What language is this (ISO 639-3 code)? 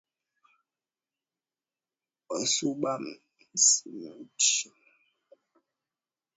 swa